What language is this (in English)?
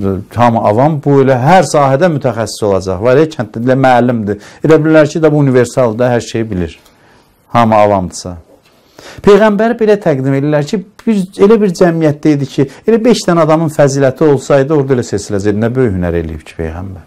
Turkish